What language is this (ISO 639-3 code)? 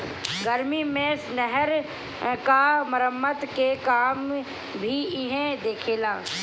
bho